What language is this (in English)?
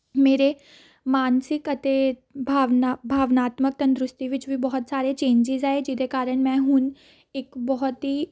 Punjabi